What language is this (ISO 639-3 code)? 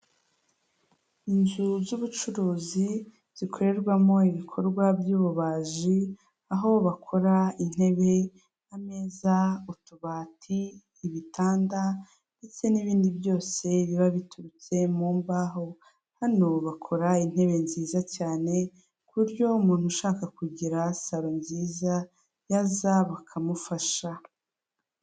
kin